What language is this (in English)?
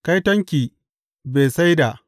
Hausa